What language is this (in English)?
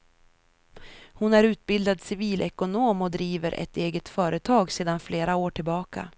Swedish